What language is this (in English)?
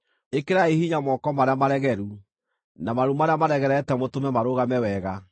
Kikuyu